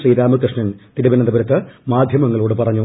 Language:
Malayalam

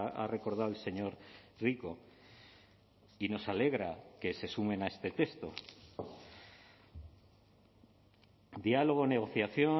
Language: Spanish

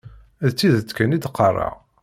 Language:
Kabyle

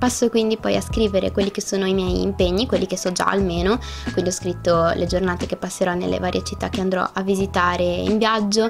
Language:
Italian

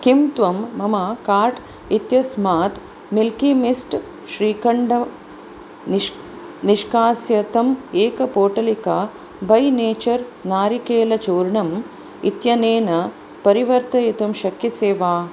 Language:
Sanskrit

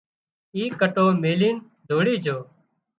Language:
Wadiyara Koli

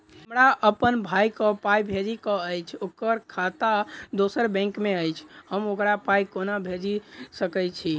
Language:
Maithili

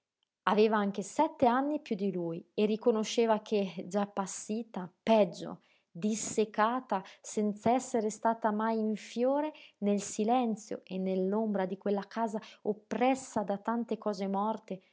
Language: Italian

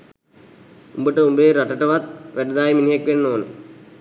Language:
Sinhala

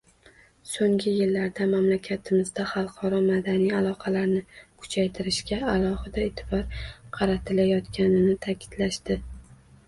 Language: Uzbek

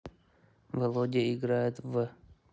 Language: Russian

